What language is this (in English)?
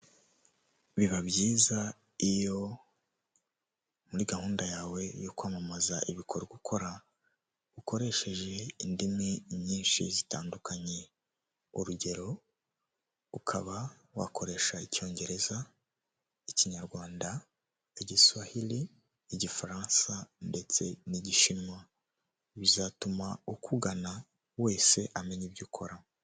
Kinyarwanda